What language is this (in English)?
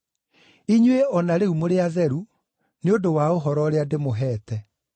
Kikuyu